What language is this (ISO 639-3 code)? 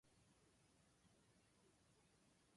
jpn